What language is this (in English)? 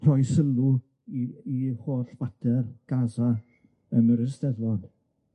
Welsh